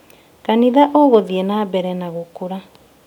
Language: Kikuyu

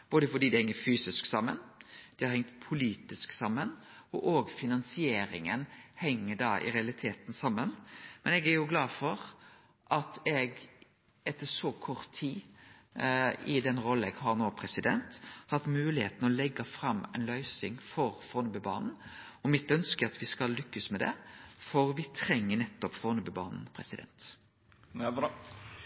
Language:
Norwegian Nynorsk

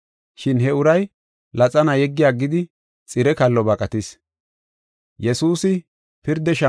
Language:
Gofa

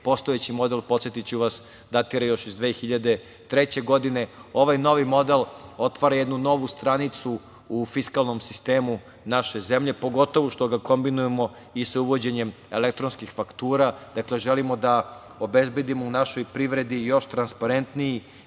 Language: Serbian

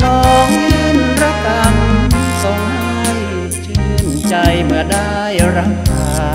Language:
Thai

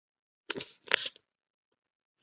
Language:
Chinese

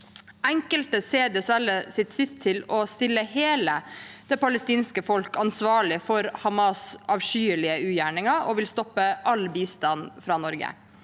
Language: Norwegian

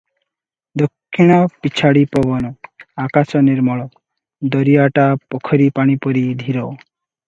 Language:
Odia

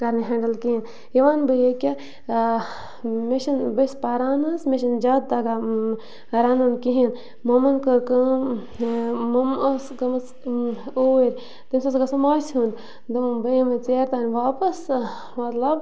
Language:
Kashmiri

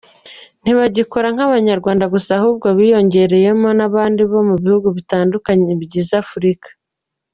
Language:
Kinyarwanda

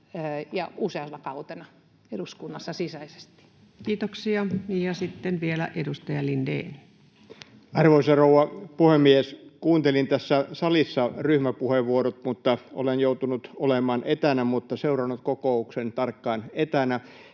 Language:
Finnish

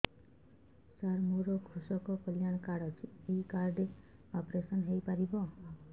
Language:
Odia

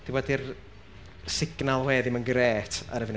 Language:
Welsh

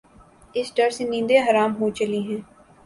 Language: Urdu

